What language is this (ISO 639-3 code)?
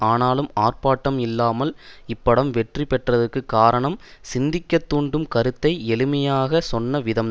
tam